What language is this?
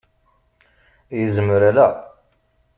Kabyle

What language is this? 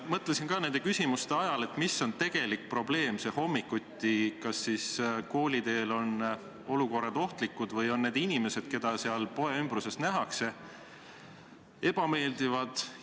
Estonian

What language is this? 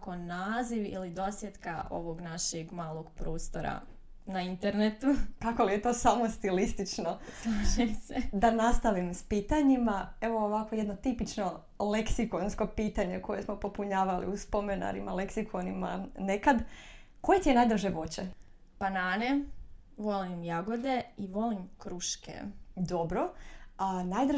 Croatian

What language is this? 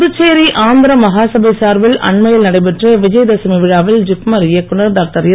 Tamil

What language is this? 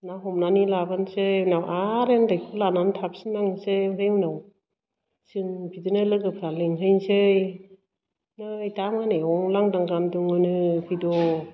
Bodo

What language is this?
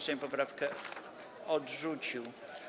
Polish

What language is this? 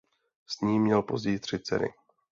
Czech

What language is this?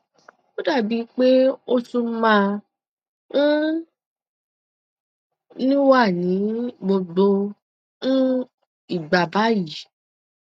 Yoruba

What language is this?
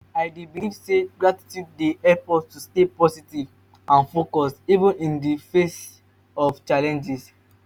Nigerian Pidgin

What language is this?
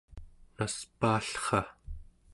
Central Yupik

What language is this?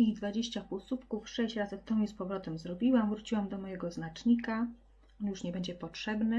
Polish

